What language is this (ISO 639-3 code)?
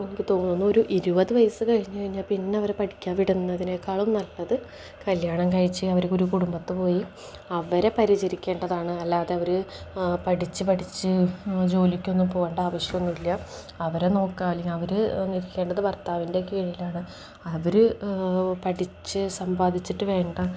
mal